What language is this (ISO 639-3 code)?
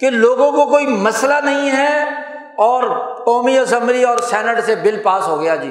urd